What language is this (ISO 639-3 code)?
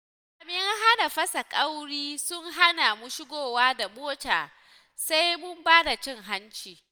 hau